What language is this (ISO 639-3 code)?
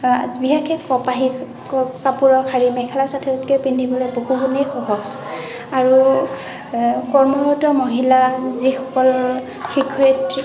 asm